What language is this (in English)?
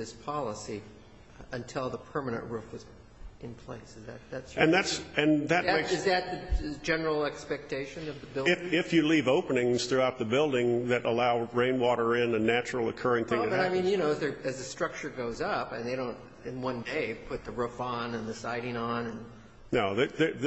English